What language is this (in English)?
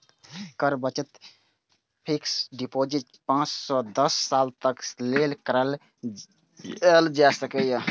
Maithili